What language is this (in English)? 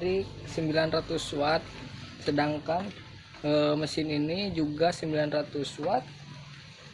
Indonesian